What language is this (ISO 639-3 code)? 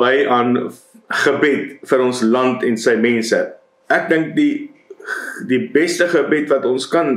nld